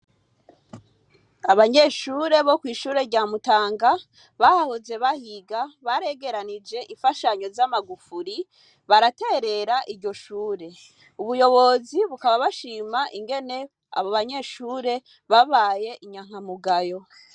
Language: Rundi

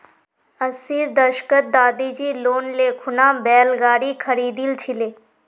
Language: Magahi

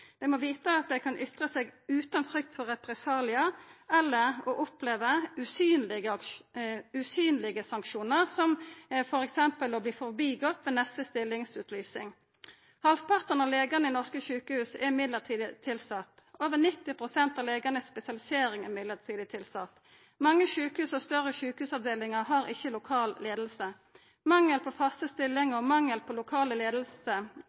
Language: Norwegian Nynorsk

